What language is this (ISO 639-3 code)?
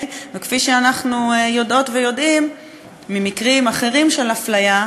heb